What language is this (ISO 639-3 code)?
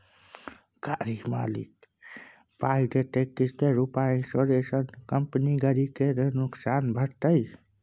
mai